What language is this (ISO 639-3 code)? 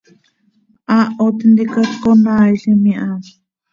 sei